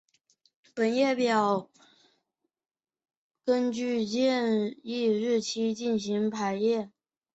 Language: Chinese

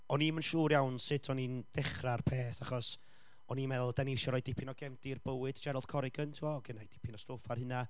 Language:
Welsh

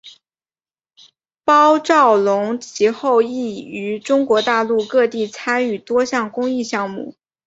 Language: Chinese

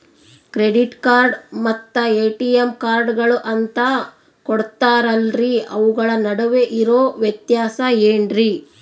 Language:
Kannada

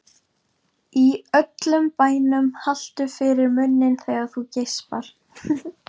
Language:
Icelandic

